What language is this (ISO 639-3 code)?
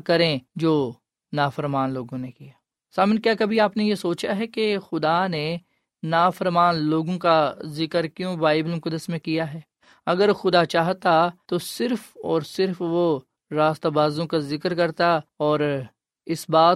urd